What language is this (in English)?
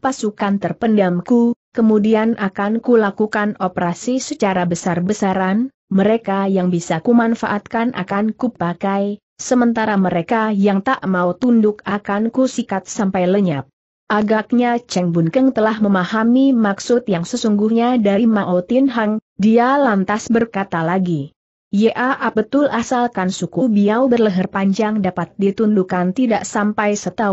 Indonesian